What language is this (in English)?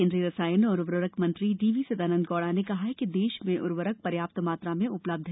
Hindi